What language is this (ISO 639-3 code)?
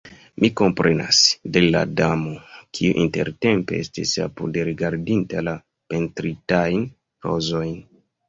epo